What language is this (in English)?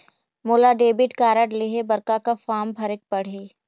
Chhattisgarhi